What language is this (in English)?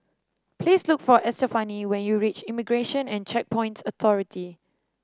English